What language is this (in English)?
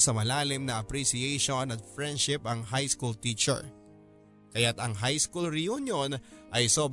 Filipino